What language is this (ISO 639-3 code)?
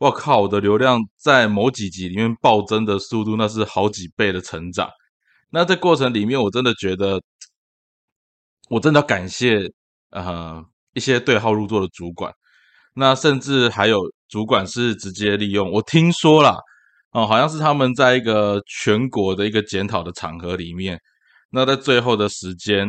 zho